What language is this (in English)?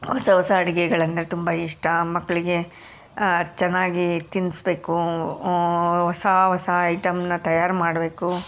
Kannada